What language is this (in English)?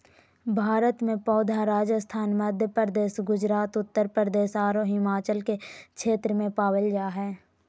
Magahi